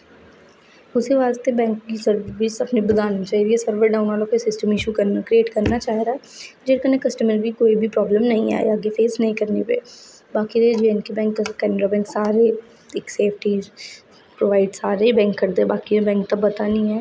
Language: Dogri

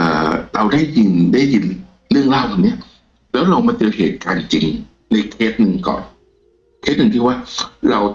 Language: Thai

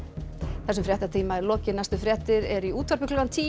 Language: Icelandic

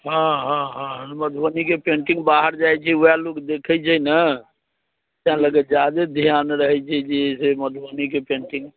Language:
Maithili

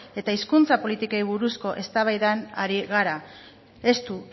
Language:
Basque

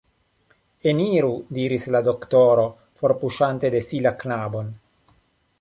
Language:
Esperanto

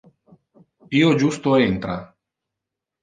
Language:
Interlingua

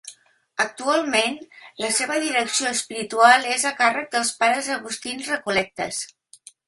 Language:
Catalan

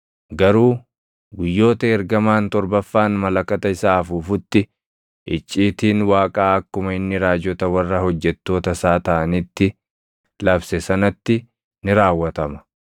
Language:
Oromo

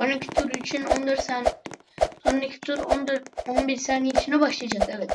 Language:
Turkish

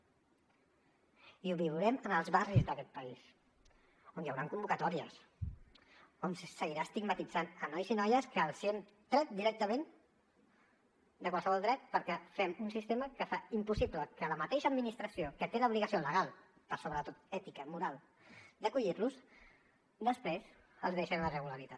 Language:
Catalan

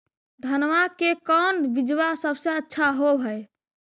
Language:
Magahi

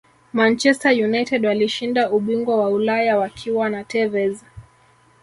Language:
Swahili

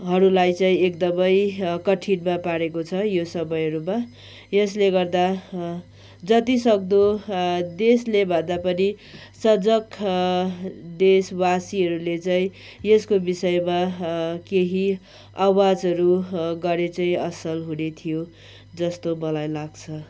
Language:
Nepali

